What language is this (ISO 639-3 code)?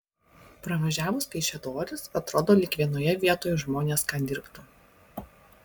lit